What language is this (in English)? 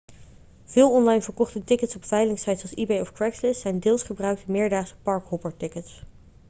Dutch